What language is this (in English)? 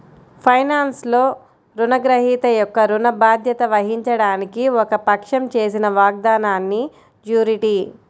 Telugu